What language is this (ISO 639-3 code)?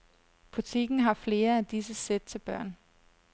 dan